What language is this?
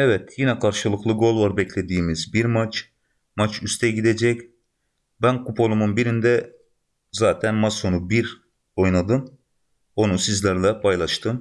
Turkish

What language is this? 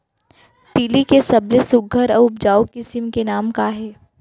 Chhattisgarhi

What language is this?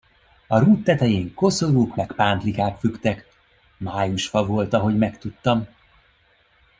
Hungarian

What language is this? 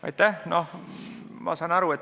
Estonian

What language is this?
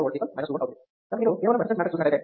Telugu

